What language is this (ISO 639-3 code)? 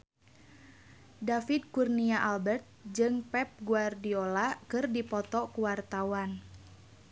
sun